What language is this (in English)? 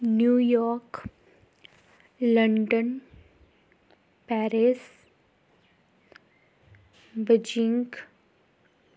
Dogri